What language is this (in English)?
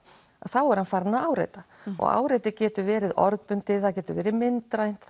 Icelandic